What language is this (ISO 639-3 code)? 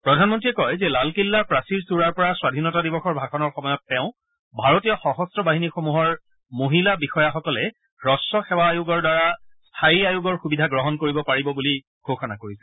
asm